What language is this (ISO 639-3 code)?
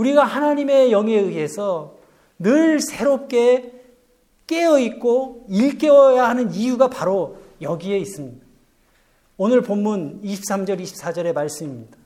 kor